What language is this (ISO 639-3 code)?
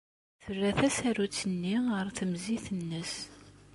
kab